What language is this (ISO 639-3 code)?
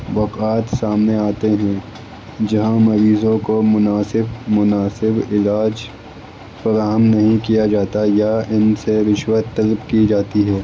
urd